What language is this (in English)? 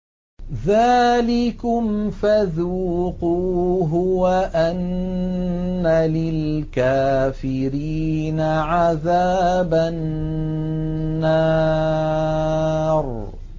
Arabic